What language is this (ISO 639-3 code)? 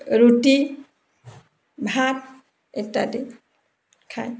asm